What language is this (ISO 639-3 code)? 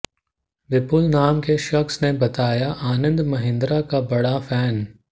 hin